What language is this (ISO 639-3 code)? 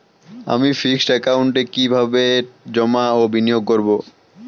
ben